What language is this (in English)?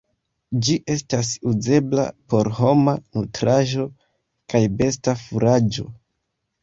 Esperanto